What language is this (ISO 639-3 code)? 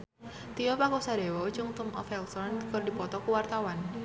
sun